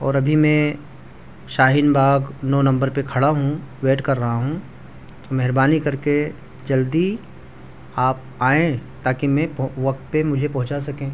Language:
Urdu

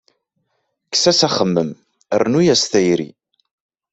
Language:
Kabyle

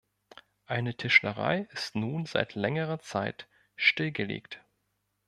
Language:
German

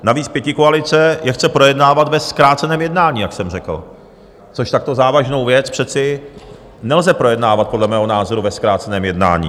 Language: Czech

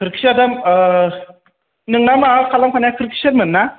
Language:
Bodo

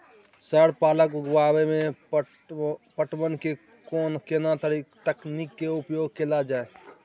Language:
Maithili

